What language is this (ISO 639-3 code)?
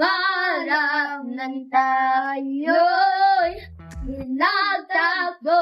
fil